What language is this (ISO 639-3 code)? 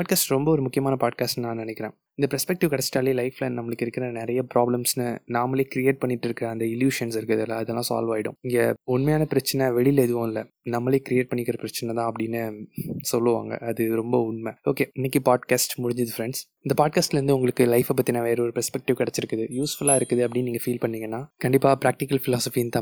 tam